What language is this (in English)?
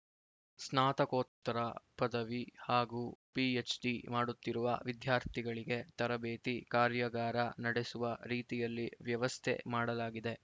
Kannada